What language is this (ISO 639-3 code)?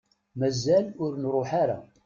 kab